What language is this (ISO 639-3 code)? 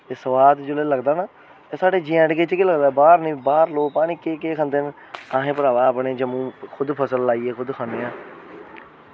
doi